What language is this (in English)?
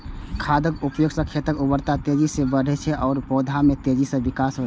Maithili